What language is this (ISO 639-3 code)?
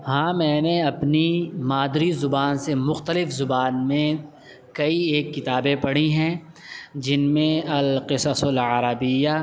urd